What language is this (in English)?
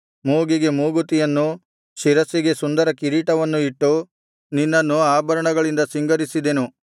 Kannada